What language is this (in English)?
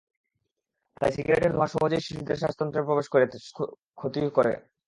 Bangla